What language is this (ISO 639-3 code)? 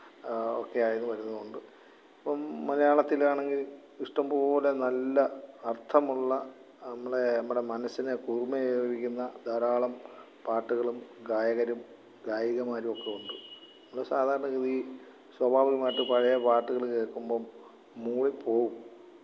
mal